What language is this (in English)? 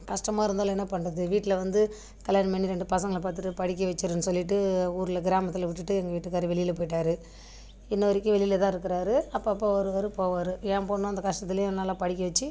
Tamil